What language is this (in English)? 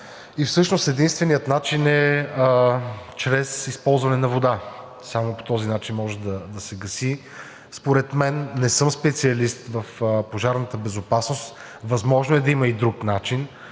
Bulgarian